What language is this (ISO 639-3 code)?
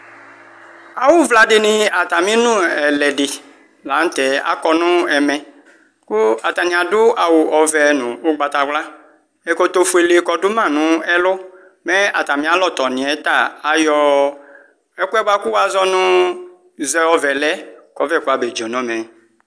kpo